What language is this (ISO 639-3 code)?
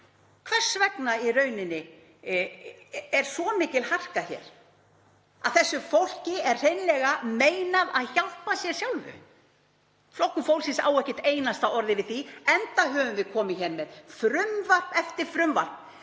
isl